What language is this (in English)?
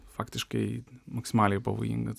Lithuanian